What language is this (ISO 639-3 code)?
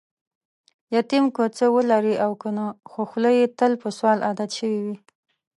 pus